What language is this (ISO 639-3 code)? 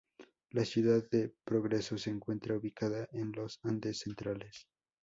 spa